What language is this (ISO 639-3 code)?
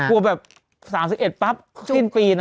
tha